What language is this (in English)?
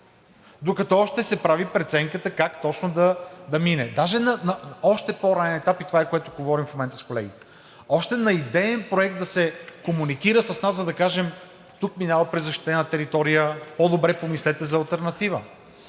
Bulgarian